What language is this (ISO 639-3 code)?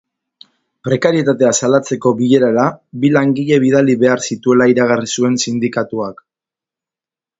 eus